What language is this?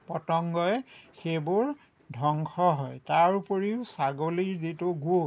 Assamese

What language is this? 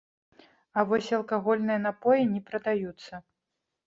Belarusian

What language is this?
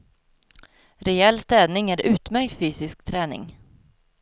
Swedish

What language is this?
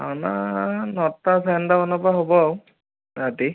Assamese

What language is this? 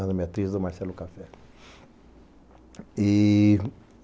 Portuguese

